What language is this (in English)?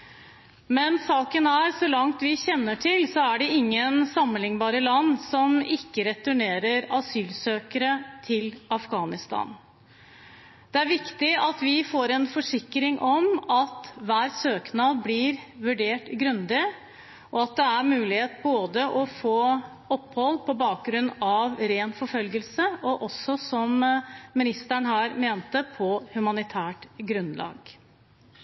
Norwegian Bokmål